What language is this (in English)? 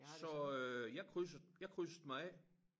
Danish